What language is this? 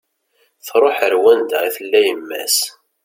Kabyle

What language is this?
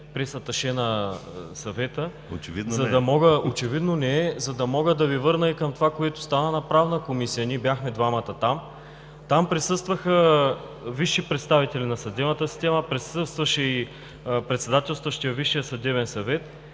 Bulgarian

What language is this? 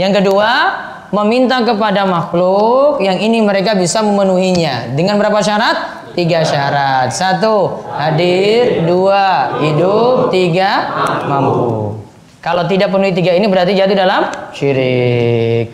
Indonesian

